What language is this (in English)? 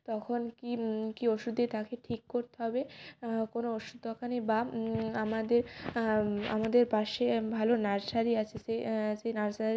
Bangla